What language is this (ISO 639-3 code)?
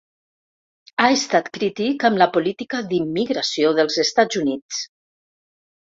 cat